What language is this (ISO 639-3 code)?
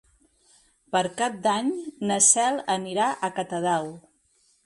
cat